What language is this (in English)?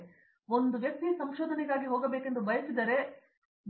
Kannada